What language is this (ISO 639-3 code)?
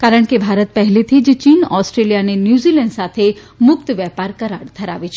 guj